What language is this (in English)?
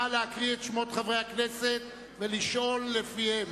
Hebrew